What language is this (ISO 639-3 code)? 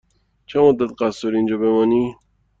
fas